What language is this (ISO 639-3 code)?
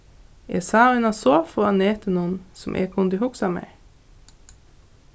fao